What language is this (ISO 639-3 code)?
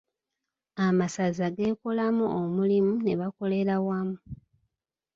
lug